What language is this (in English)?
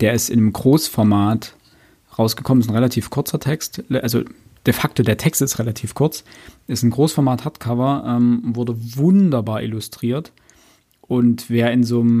German